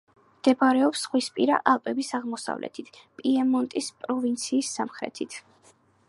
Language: Georgian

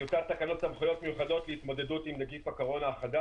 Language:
Hebrew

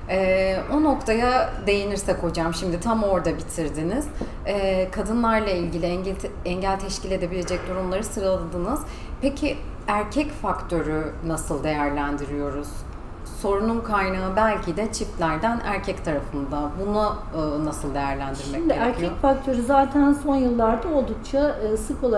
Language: Turkish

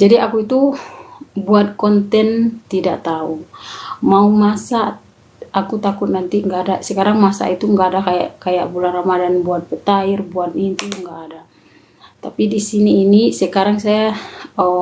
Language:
Indonesian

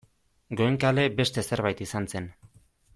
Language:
Basque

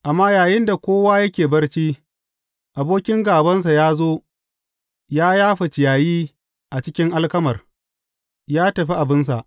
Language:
Hausa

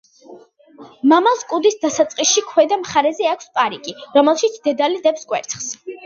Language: Georgian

